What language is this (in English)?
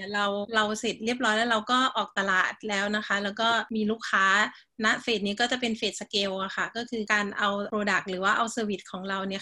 Thai